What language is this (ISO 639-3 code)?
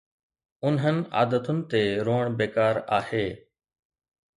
snd